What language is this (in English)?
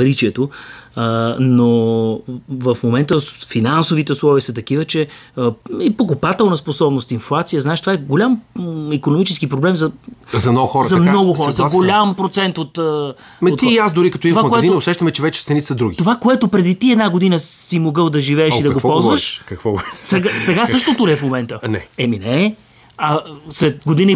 Bulgarian